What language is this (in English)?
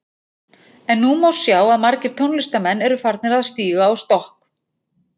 Icelandic